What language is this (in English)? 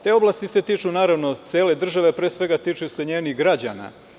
Serbian